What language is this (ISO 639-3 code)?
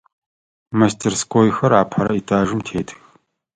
ady